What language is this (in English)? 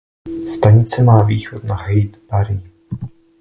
Czech